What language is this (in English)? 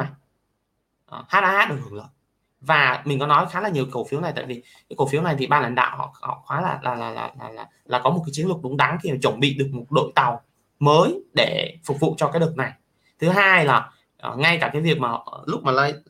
Vietnamese